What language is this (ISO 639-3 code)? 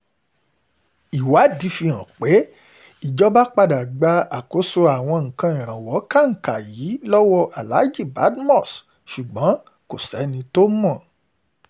yor